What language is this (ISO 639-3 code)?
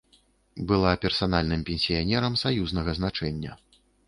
bel